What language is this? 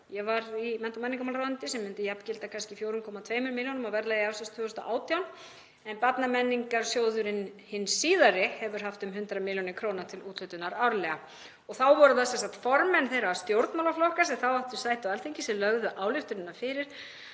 Icelandic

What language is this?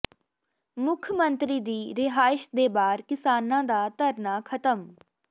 Punjabi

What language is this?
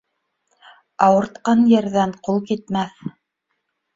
Bashkir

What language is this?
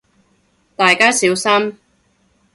Cantonese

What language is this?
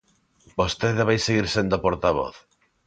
Galician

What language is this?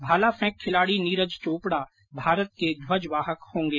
Hindi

